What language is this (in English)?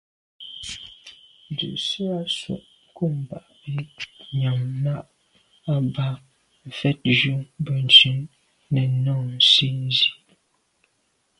Medumba